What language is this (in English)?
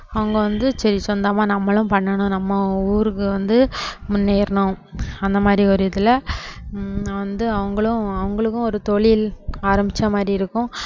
Tamil